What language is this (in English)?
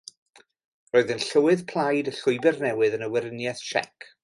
Welsh